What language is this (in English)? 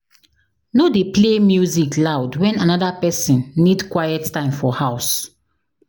Nigerian Pidgin